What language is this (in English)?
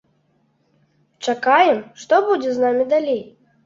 Belarusian